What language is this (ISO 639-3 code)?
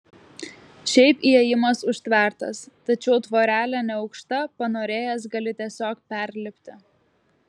lit